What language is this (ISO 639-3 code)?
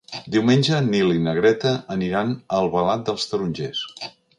cat